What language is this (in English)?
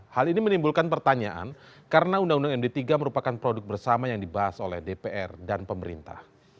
Indonesian